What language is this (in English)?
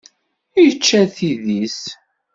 Kabyle